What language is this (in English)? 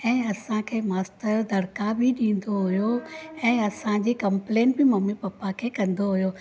Sindhi